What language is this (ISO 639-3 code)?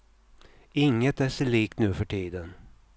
swe